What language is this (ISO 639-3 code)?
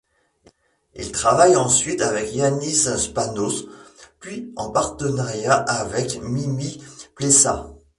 fra